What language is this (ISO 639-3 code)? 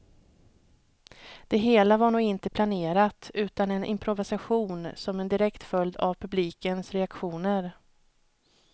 swe